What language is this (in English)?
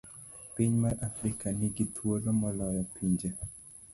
Luo (Kenya and Tanzania)